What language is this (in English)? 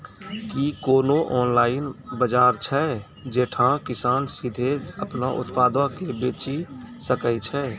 Maithili